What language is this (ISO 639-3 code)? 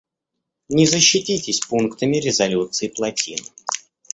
rus